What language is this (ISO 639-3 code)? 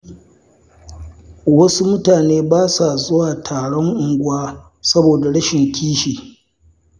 hau